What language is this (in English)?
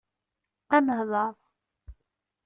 Kabyle